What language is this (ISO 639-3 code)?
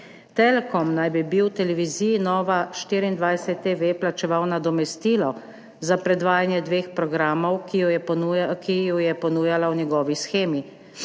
slv